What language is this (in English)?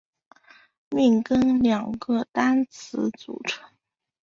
Chinese